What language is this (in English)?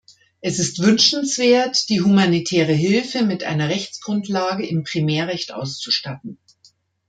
German